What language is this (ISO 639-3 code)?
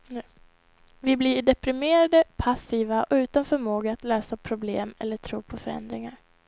swe